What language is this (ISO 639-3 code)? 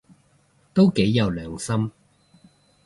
yue